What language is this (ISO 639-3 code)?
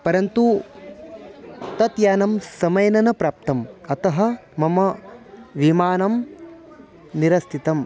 san